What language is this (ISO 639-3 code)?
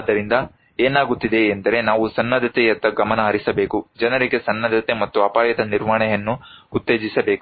kan